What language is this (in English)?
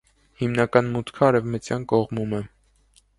Armenian